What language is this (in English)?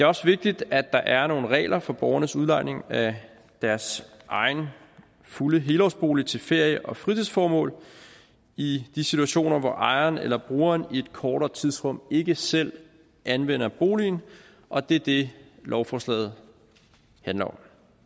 Danish